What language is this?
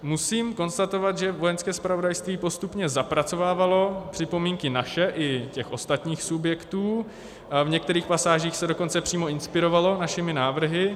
Czech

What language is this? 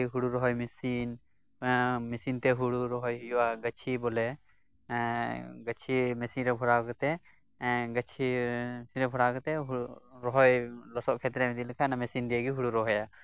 Santali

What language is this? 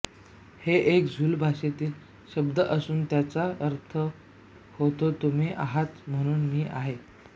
Marathi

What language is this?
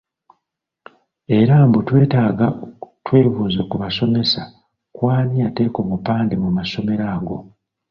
Ganda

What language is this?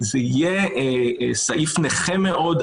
Hebrew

